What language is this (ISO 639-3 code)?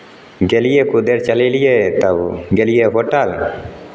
mai